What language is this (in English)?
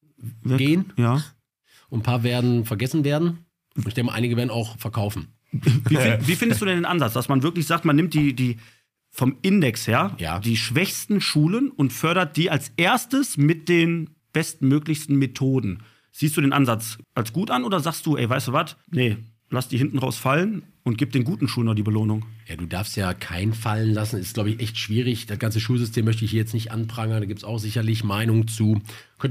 German